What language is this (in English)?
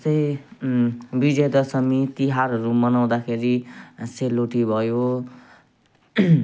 Nepali